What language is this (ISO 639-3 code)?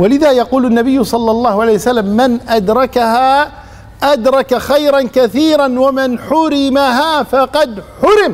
ara